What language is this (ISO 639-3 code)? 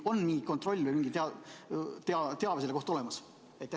est